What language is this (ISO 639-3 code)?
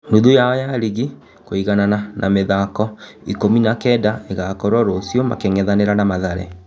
kik